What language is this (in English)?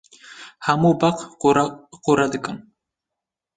Kurdish